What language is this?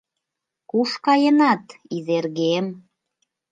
Mari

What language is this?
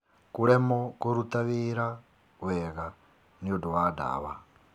Kikuyu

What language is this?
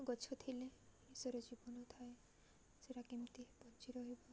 Odia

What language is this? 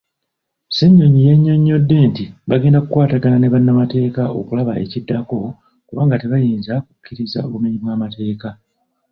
Ganda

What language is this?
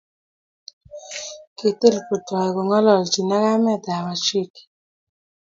Kalenjin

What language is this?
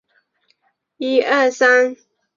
Chinese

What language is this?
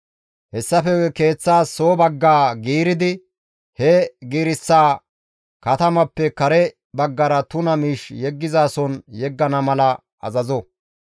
Gamo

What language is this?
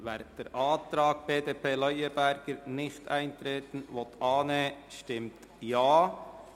Swiss German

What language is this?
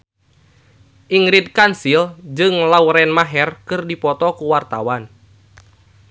Sundanese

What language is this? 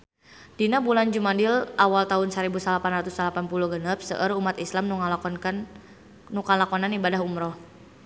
Sundanese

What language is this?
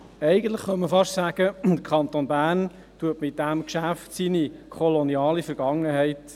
Swiss German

